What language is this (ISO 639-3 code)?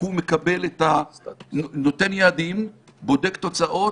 heb